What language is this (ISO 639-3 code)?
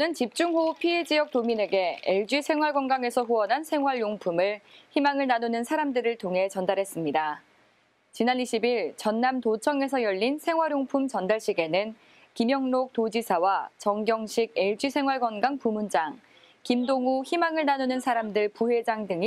kor